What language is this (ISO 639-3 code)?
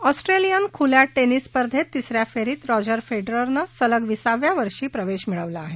mar